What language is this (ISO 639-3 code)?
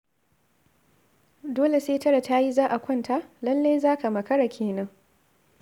hau